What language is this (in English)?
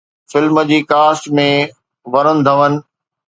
Sindhi